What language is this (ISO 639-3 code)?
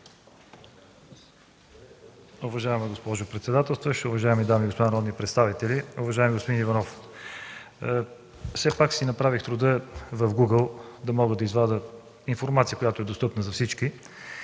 bul